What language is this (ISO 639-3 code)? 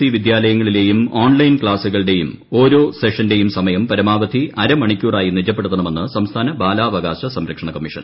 mal